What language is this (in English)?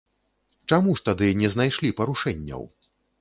Belarusian